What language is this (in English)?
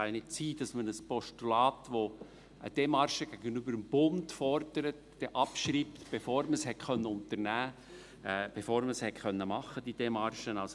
Swiss German